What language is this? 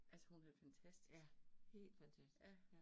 Danish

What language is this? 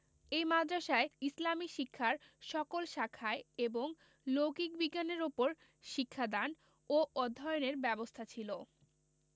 Bangla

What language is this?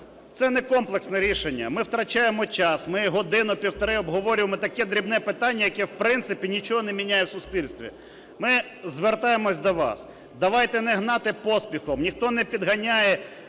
Ukrainian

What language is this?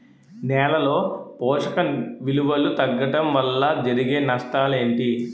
Telugu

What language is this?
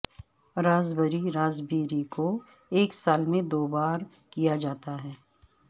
Urdu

